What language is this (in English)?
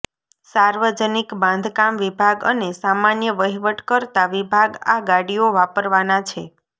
Gujarati